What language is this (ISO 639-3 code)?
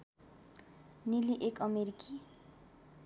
nep